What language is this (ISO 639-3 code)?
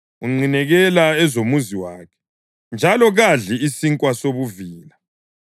nde